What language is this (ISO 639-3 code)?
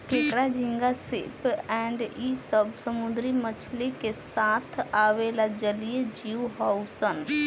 bho